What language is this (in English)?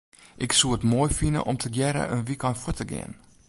Western Frisian